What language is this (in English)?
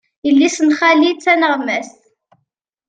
Kabyle